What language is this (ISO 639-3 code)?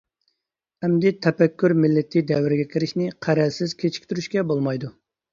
uig